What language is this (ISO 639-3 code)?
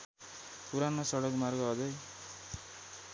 nep